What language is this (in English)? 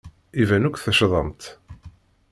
Kabyle